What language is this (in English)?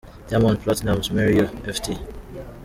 Kinyarwanda